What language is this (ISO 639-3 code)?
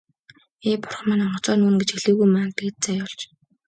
mon